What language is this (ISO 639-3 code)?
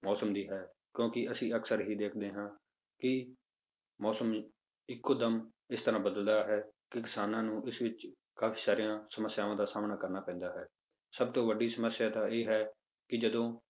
pan